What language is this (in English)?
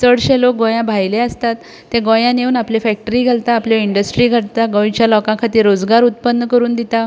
Konkani